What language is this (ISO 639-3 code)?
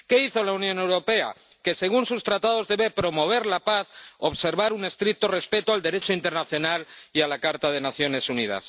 spa